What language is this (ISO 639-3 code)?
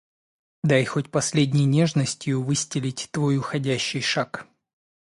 rus